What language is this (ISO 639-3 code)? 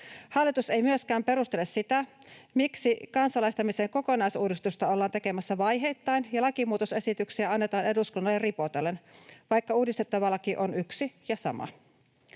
fin